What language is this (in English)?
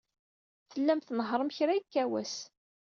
Kabyle